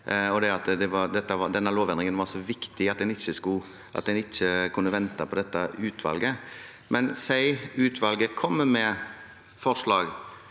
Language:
Norwegian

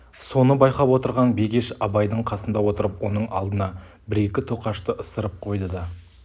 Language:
Kazakh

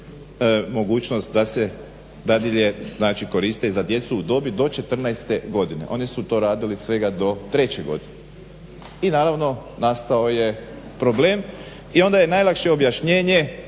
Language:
Croatian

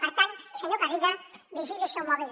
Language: Catalan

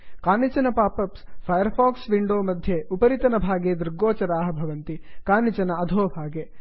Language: Sanskrit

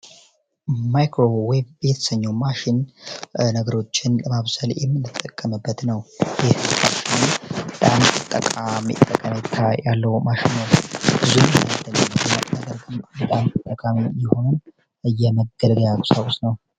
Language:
Amharic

